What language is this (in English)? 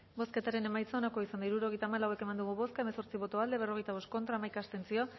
Basque